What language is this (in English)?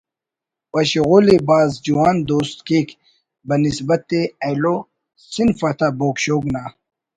Brahui